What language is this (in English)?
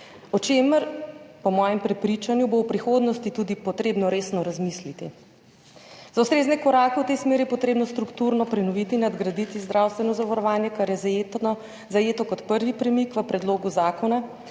Slovenian